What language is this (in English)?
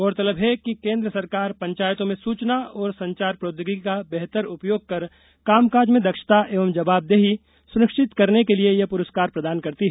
Hindi